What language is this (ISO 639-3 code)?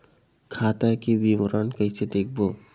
hne